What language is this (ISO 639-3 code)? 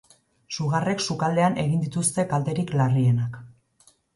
eus